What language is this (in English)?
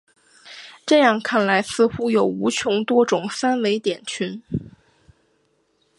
Chinese